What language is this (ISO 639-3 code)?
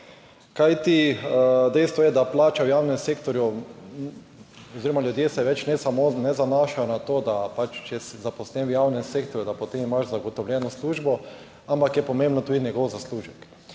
slv